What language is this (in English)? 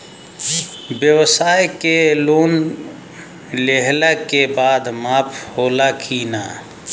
Bhojpuri